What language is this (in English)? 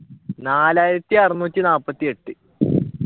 Malayalam